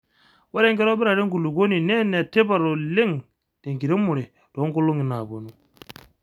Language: Masai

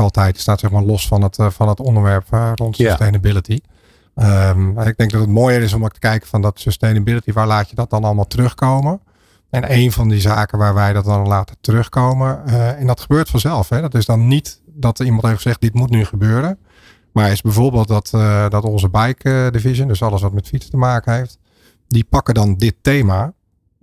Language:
Dutch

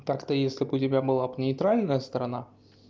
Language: Russian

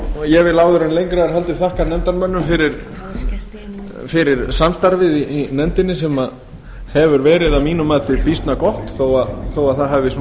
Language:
Icelandic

